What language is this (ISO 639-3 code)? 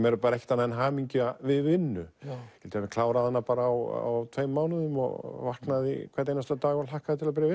isl